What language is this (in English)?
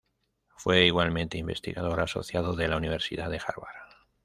Spanish